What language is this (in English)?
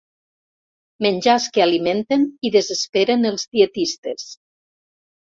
Catalan